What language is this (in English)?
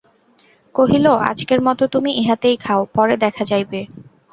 Bangla